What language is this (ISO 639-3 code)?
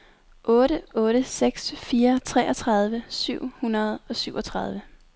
dan